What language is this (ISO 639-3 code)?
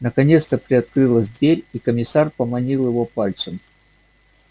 rus